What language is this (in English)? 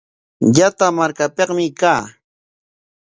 Corongo Ancash Quechua